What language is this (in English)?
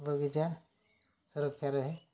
Odia